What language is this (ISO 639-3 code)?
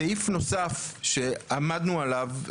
heb